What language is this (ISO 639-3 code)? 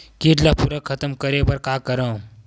hne